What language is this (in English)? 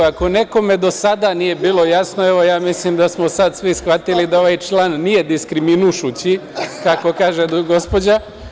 Serbian